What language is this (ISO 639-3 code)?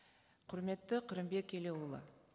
kaz